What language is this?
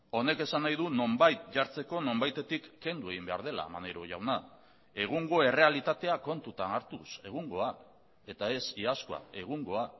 Basque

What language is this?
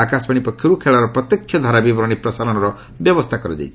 Odia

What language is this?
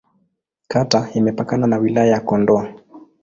Swahili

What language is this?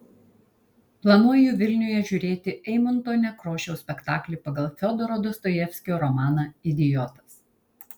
Lithuanian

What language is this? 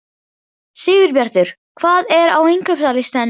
Icelandic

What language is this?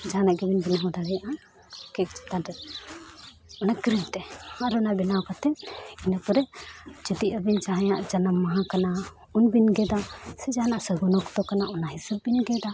Santali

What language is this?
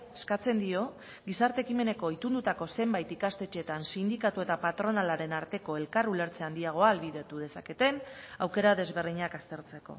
Basque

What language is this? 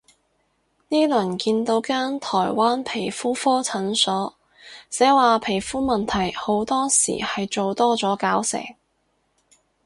Cantonese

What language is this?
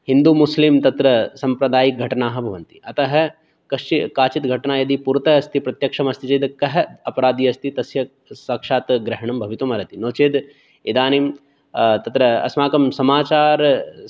Sanskrit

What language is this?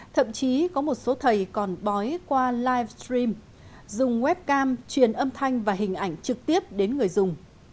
Vietnamese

